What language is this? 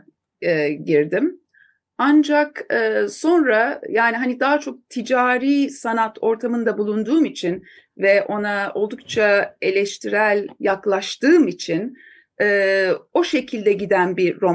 Turkish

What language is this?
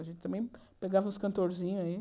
Portuguese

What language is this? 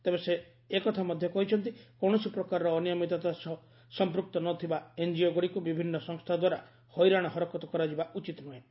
Odia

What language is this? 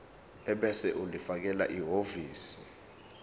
Zulu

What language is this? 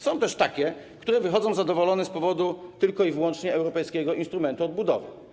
Polish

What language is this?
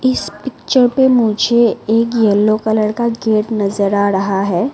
Hindi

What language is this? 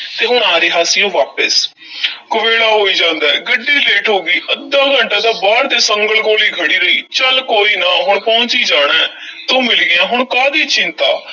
Punjabi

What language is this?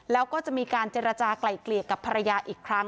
Thai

